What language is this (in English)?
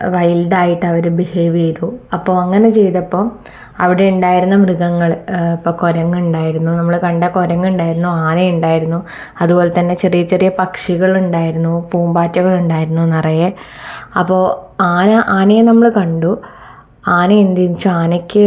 Malayalam